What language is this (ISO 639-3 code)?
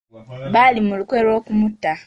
lug